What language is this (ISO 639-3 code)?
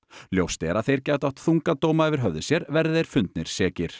isl